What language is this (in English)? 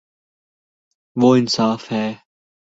Urdu